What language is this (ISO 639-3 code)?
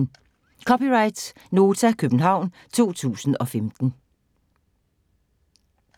dan